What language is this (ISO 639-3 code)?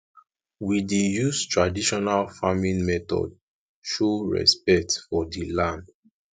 pcm